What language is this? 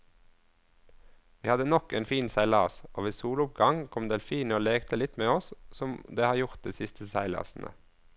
Norwegian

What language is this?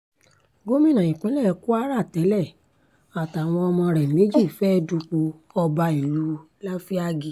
Yoruba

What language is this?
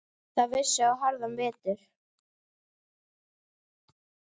Icelandic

